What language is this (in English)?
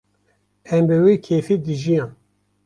Kurdish